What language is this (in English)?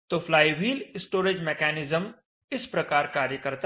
Hindi